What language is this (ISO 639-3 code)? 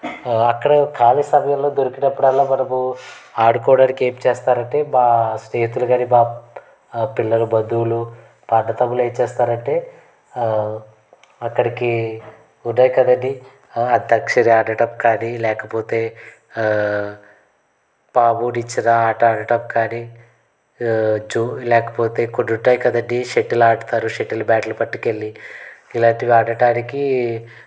tel